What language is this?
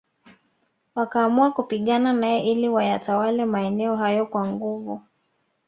Swahili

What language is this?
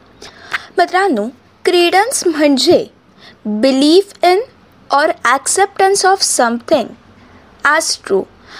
Marathi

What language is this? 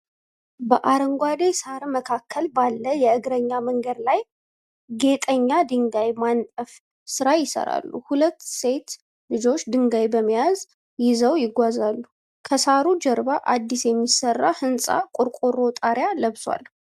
Amharic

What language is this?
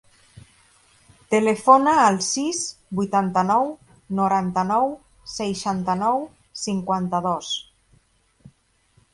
Catalan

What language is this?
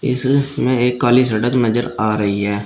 Hindi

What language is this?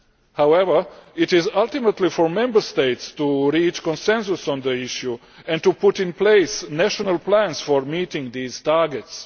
English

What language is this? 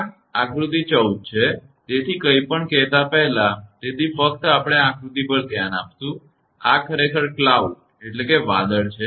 Gujarati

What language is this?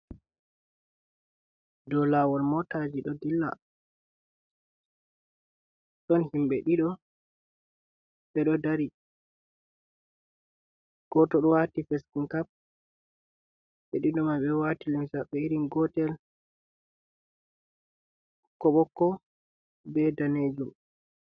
Fula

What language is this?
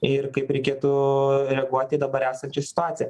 Lithuanian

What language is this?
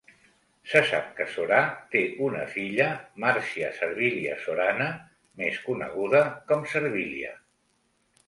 Catalan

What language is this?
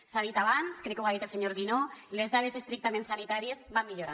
Catalan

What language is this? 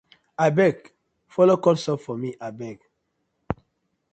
Nigerian Pidgin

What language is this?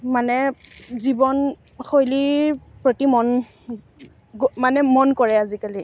Assamese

